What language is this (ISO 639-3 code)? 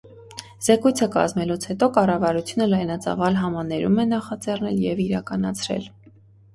hye